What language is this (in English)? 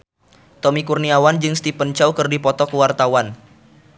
Sundanese